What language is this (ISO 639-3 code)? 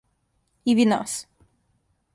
srp